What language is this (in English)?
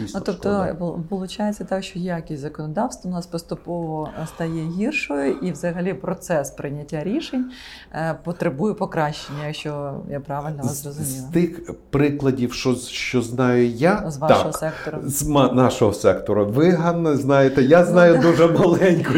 Ukrainian